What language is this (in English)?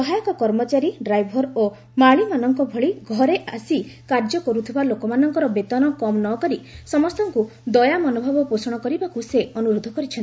Odia